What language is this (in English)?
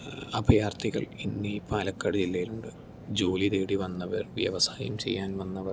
Malayalam